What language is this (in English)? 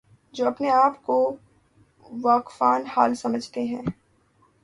Urdu